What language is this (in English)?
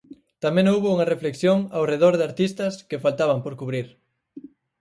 Galician